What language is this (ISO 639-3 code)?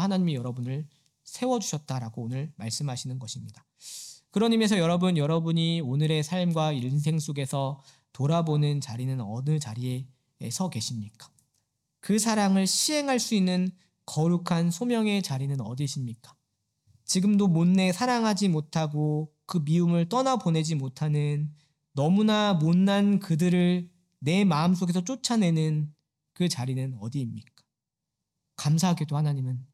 kor